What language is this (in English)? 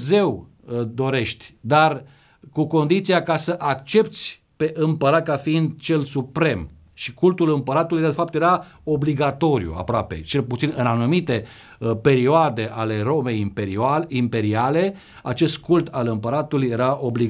Romanian